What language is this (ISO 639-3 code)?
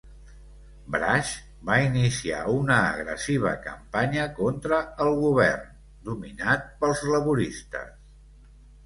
cat